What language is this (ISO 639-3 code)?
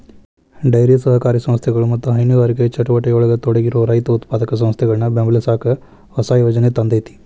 kan